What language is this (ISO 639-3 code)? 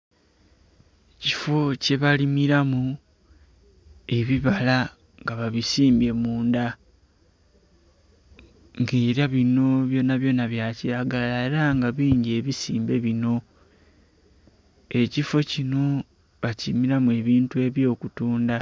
xog